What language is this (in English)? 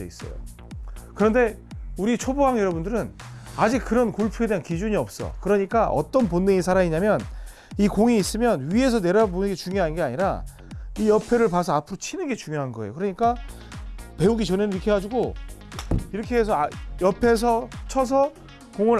Korean